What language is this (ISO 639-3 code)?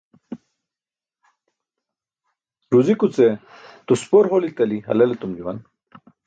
bsk